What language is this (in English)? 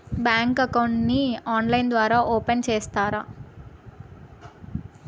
Telugu